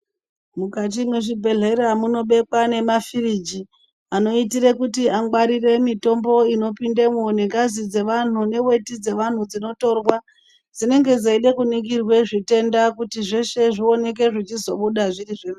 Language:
Ndau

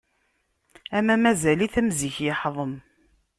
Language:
Kabyle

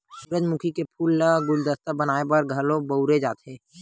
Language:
Chhattisgarhi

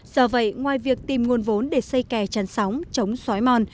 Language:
Vietnamese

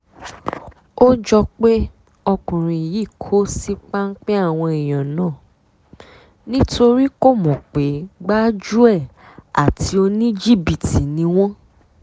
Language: Yoruba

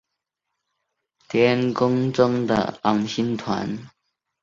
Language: Chinese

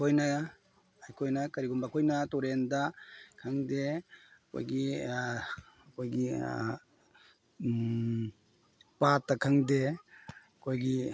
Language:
Manipuri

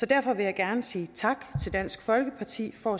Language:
Danish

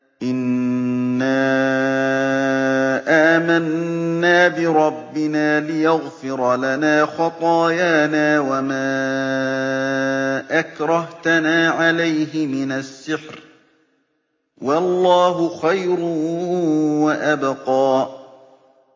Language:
Arabic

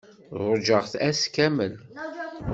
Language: Kabyle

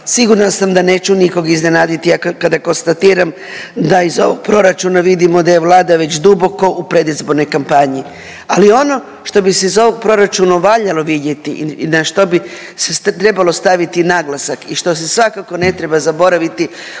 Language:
Croatian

